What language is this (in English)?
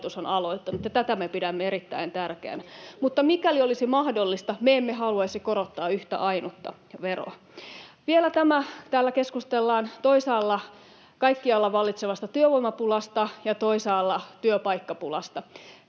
Finnish